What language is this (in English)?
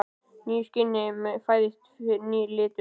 Icelandic